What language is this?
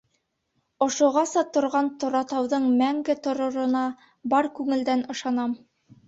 Bashkir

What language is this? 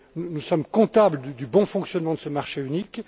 French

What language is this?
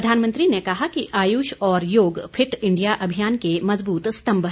Hindi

